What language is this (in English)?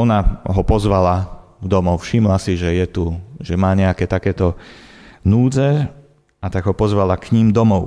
Slovak